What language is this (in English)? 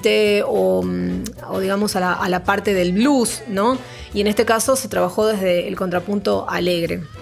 Spanish